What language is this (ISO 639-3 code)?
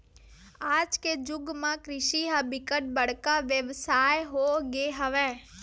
hne